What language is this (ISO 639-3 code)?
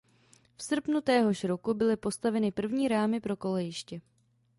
ces